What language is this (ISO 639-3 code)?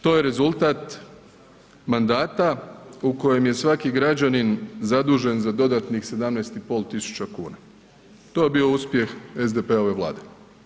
hrv